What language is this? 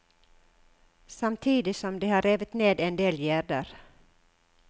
Norwegian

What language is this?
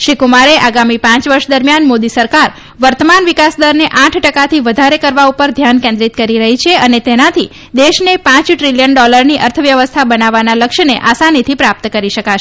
Gujarati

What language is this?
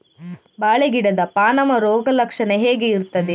Kannada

